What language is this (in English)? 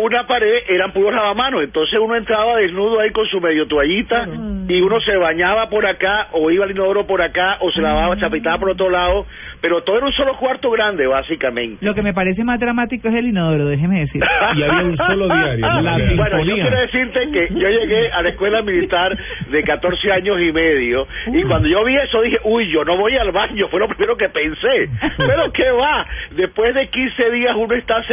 Spanish